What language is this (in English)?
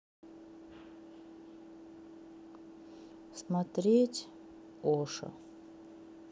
Russian